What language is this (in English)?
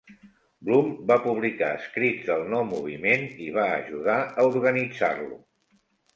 Catalan